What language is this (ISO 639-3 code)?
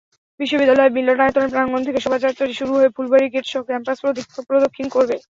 ben